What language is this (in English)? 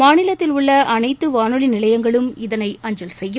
Tamil